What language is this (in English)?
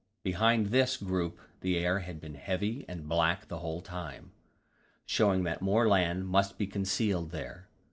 English